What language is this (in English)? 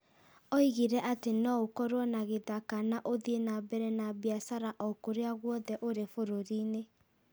Kikuyu